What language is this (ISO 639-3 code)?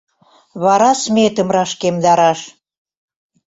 chm